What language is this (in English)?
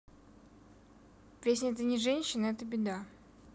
Russian